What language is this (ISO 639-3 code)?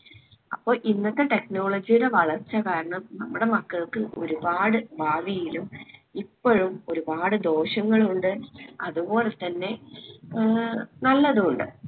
mal